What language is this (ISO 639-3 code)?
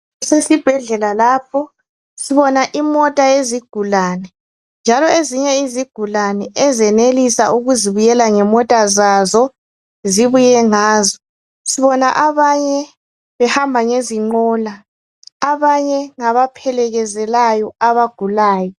nde